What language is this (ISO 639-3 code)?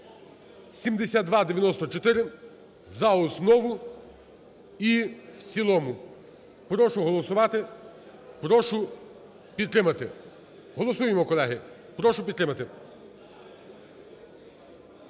ukr